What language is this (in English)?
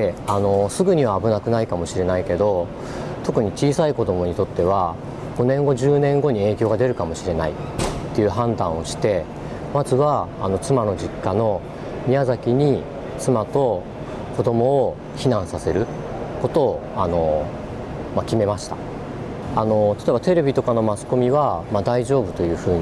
Japanese